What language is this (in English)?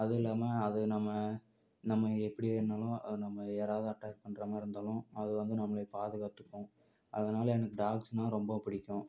Tamil